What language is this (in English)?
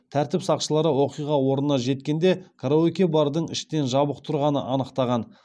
Kazakh